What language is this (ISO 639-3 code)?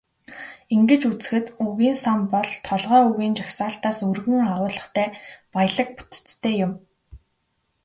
mon